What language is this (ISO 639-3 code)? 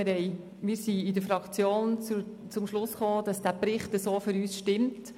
gsw